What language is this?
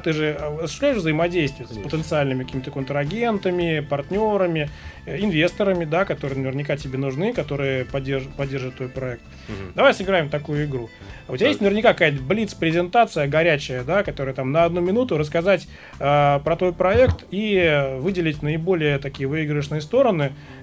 Russian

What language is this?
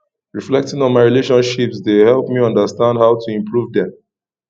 Nigerian Pidgin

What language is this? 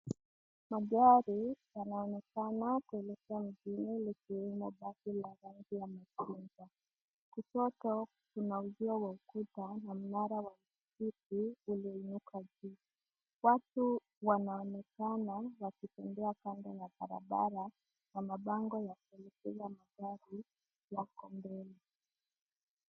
Swahili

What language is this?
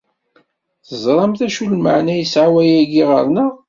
Kabyle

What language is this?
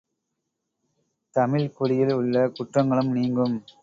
Tamil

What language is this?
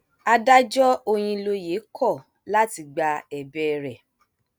Yoruba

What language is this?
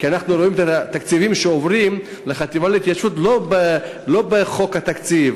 Hebrew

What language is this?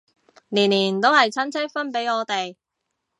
Cantonese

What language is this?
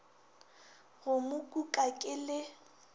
Northern Sotho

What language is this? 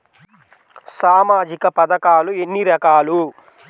Telugu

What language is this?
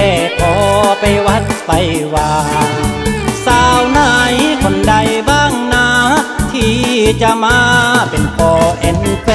Thai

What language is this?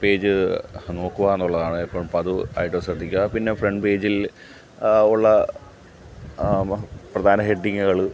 Malayalam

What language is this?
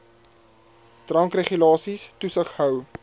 Afrikaans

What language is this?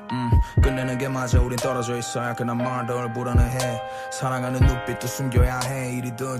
Korean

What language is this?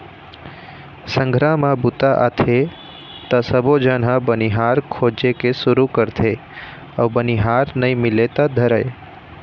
Chhattisgarhi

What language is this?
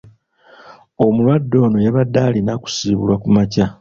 Ganda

